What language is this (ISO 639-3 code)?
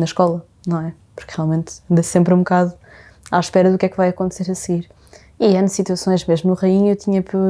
por